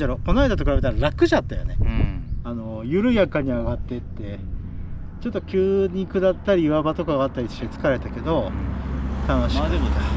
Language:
Japanese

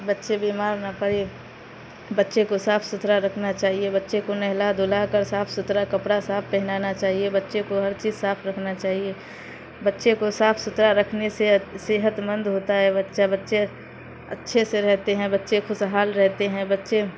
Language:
Urdu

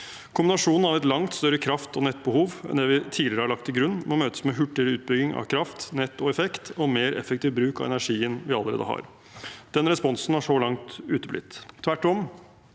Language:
Norwegian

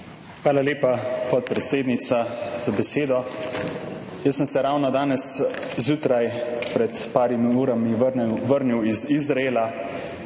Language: Slovenian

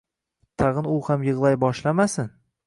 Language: Uzbek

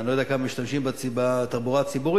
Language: Hebrew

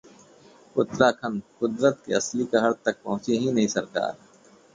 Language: Hindi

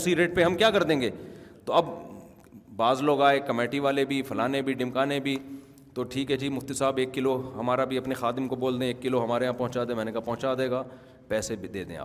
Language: Urdu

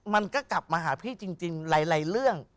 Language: Thai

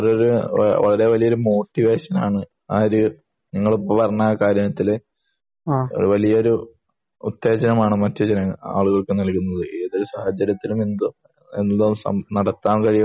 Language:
Malayalam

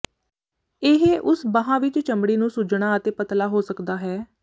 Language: Punjabi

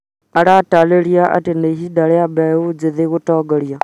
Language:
Kikuyu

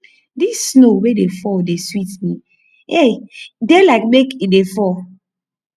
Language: Nigerian Pidgin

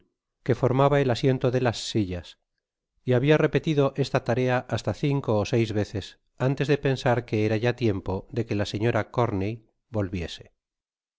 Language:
Spanish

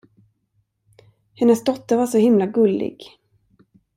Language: Swedish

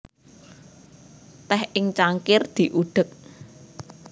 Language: Javanese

